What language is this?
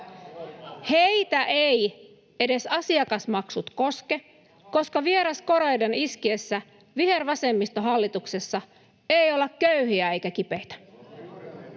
Finnish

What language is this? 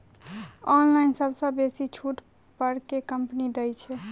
Maithili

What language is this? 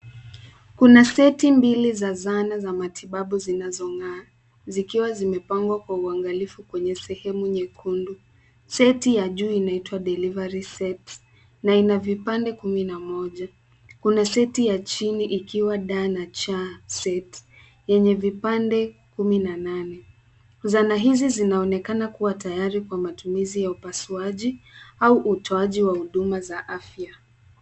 Swahili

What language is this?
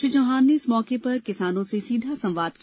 Hindi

